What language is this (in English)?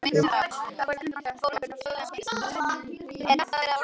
Icelandic